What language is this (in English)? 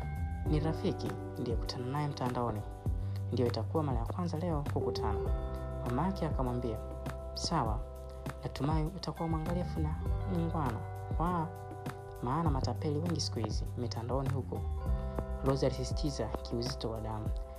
Swahili